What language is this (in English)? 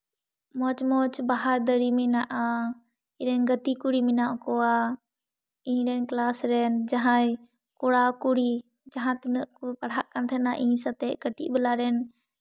Santali